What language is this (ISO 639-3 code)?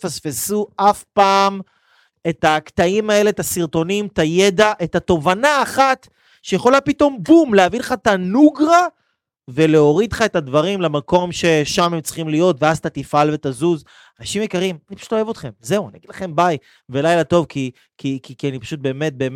heb